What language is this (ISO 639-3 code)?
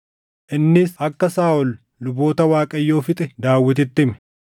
orm